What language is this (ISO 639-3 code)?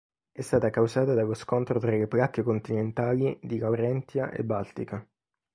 ita